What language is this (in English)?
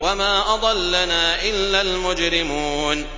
Arabic